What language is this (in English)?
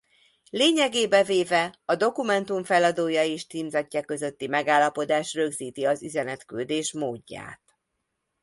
Hungarian